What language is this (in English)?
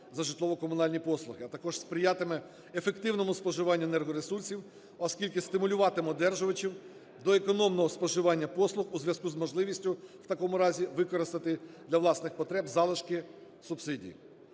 Ukrainian